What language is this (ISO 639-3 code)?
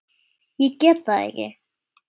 isl